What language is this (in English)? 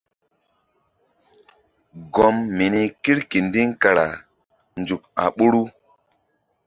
Mbum